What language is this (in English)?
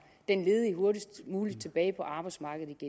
Danish